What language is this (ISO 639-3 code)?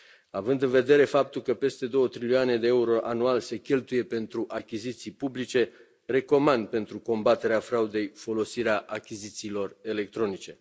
ron